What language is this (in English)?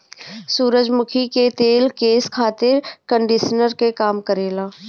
Bhojpuri